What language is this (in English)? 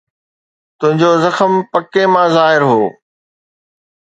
Sindhi